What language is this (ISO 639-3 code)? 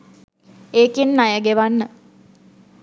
sin